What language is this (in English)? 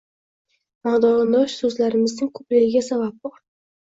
Uzbek